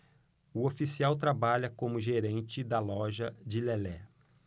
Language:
Portuguese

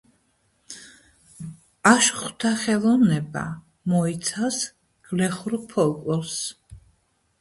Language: Georgian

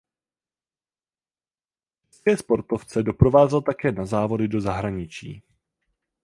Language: Czech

